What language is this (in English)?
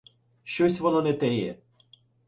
Ukrainian